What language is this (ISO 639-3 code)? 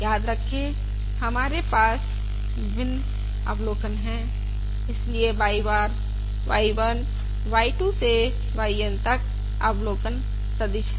hin